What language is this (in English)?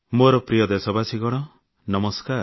Odia